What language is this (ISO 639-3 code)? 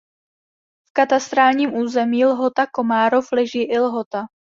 ces